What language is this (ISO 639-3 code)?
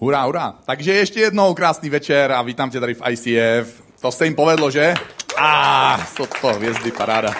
ces